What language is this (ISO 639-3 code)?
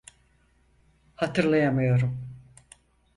tur